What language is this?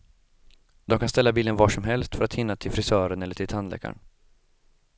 Swedish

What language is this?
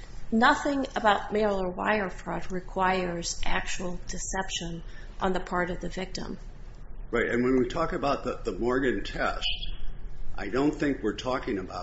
English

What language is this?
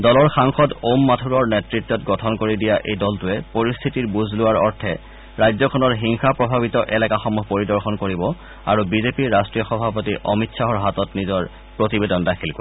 Assamese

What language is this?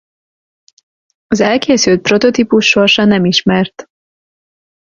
Hungarian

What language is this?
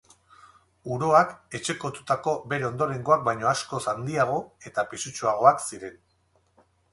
Basque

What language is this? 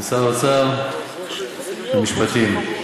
Hebrew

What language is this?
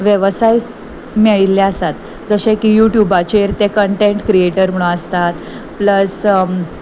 Konkani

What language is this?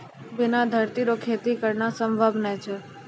Maithili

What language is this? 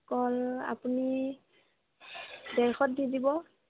Assamese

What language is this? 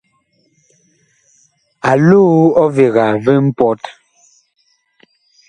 Bakoko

